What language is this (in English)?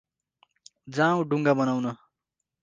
Nepali